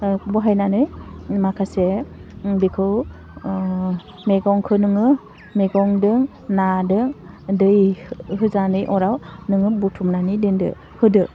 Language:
Bodo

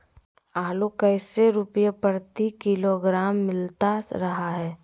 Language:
Magahi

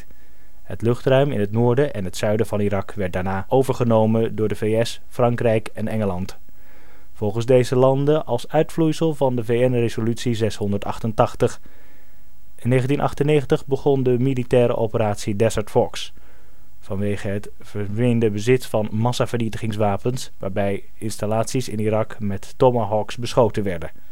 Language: Dutch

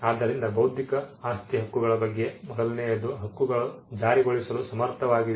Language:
Kannada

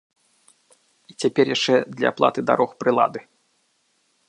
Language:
Belarusian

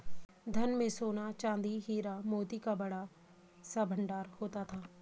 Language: Hindi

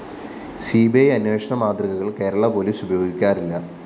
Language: Malayalam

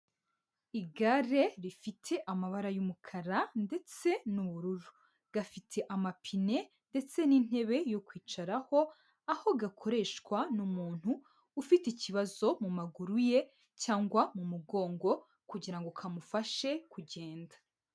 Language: Kinyarwanda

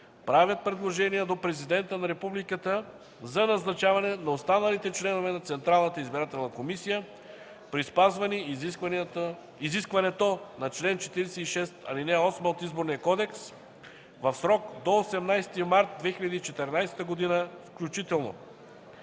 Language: Bulgarian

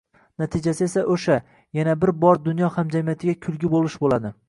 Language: Uzbek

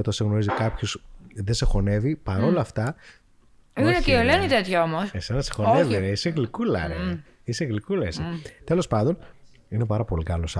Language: Greek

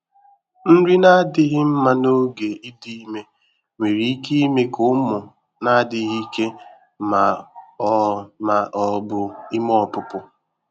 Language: Igbo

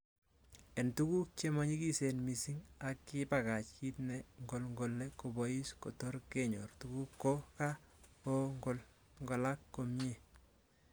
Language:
Kalenjin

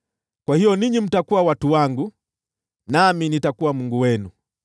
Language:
Swahili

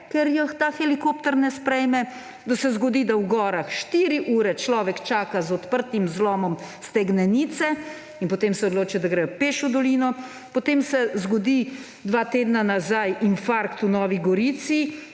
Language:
Slovenian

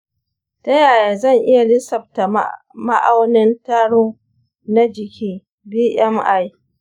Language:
Hausa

